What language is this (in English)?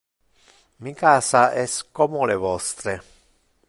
Interlingua